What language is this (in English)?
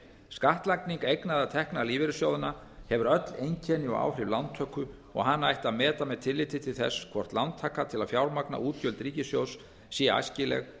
Icelandic